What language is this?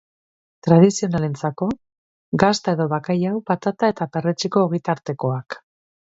Basque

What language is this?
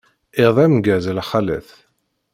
Kabyle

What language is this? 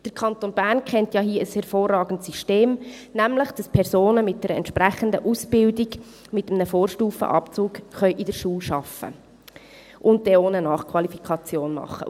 Swiss German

